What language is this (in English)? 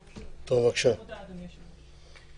Hebrew